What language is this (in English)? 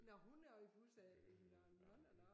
Danish